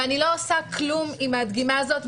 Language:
Hebrew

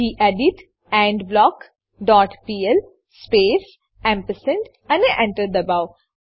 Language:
Gujarati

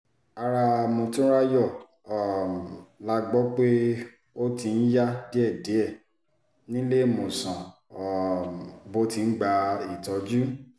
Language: Yoruba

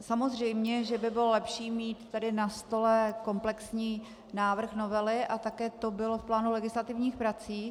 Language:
Czech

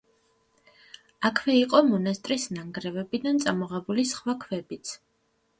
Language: Georgian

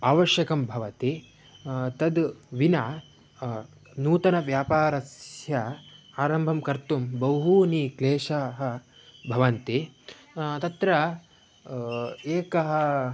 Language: Sanskrit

